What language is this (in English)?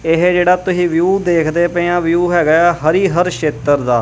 Punjabi